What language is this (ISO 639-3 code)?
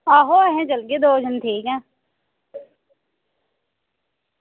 doi